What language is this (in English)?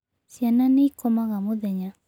Kikuyu